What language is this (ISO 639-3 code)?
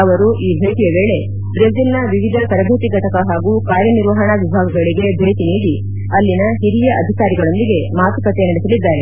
kan